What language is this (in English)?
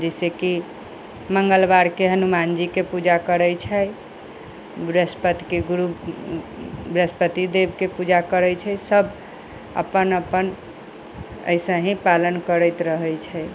Maithili